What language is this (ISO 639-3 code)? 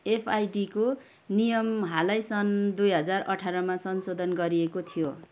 nep